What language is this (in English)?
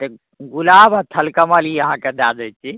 Maithili